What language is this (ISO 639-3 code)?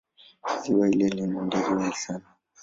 swa